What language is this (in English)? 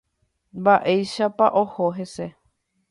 Guarani